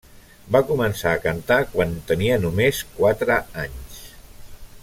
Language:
Catalan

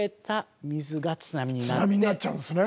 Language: Japanese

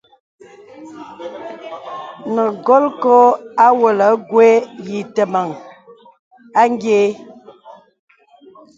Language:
Bebele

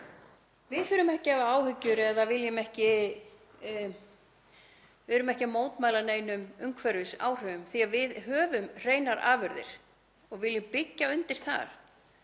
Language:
Icelandic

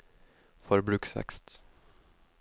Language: Norwegian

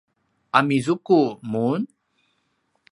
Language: Paiwan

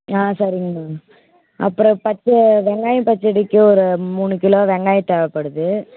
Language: Tamil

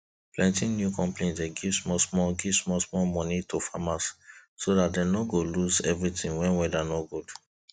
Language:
Nigerian Pidgin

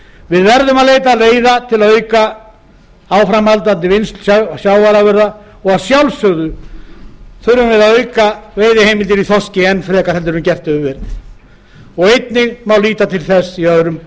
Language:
Icelandic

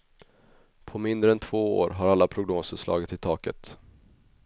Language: Swedish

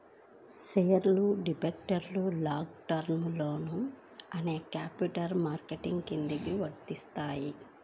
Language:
Telugu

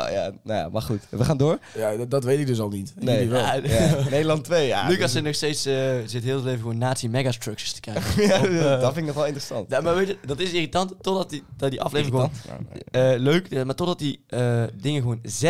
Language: Dutch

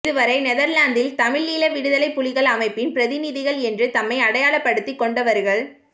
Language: Tamil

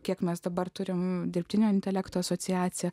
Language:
Lithuanian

